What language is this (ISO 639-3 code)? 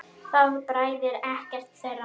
isl